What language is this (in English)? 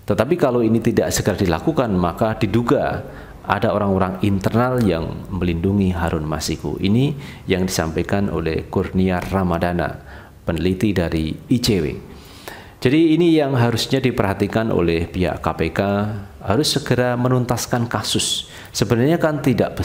Indonesian